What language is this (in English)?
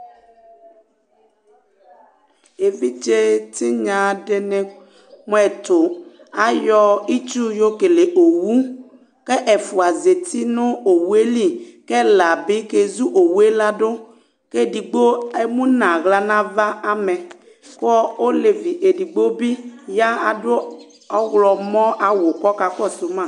Ikposo